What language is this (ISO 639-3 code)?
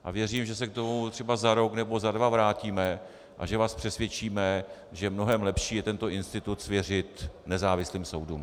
ces